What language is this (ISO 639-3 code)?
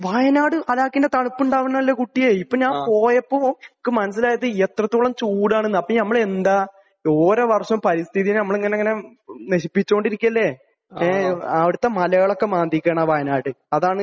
mal